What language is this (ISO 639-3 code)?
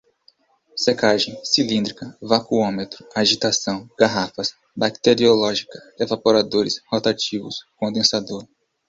por